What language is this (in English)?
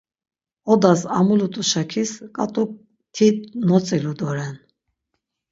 Laz